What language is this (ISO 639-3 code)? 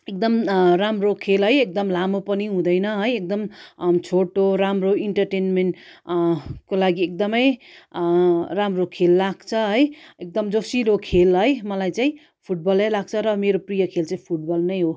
nep